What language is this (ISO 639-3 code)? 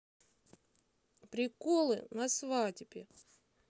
rus